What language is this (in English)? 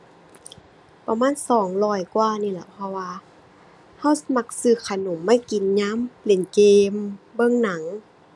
Thai